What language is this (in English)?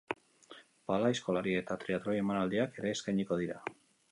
Basque